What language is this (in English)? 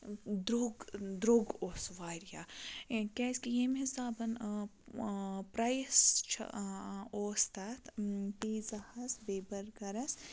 Kashmiri